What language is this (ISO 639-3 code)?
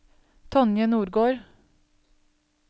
nor